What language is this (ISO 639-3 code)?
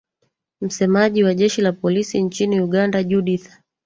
swa